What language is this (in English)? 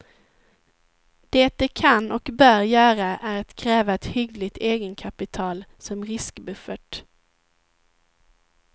Swedish